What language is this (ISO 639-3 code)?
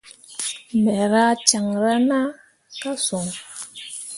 mua